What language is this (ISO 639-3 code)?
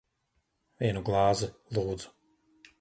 lav